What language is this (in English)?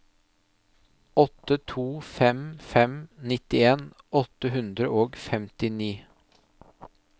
Norwegian